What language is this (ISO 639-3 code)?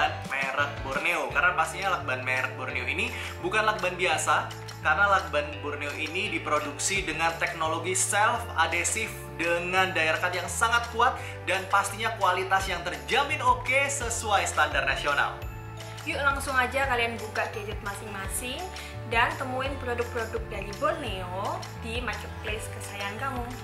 ind